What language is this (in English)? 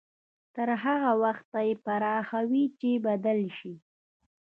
Pashto